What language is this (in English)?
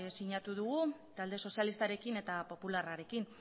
Basque